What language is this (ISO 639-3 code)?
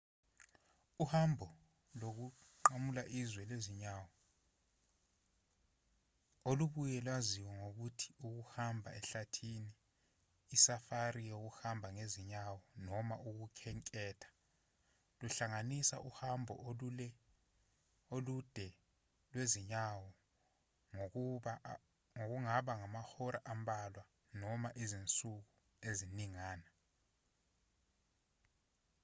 zul